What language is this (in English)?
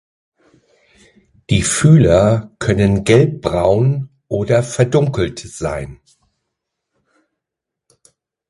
German